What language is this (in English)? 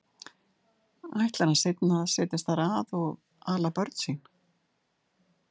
Icelandic